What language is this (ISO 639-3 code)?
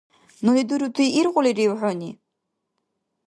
dar